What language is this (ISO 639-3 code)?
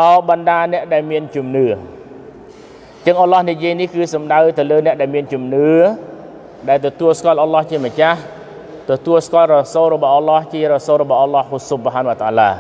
tha